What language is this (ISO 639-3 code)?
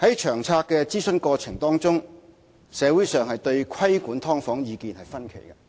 yue